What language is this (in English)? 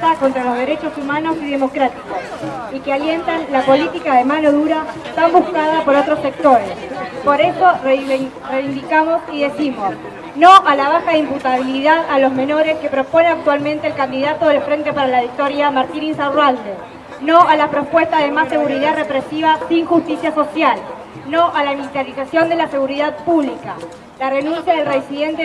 Spanish